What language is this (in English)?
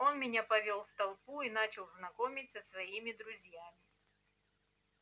Russian